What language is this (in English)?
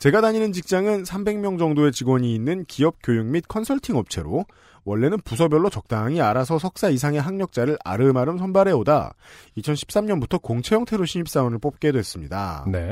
Korean